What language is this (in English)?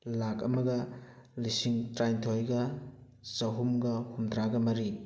Manipuri